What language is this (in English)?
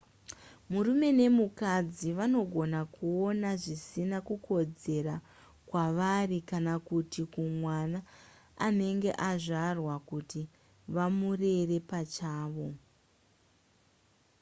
Shona